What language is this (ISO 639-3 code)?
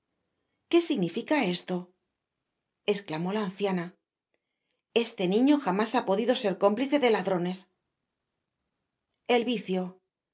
spa